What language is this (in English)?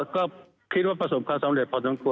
Thai